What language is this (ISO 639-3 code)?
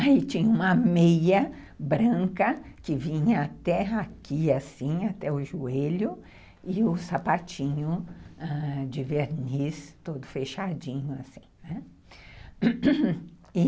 por